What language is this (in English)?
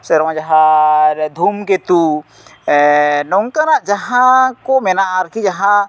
Santali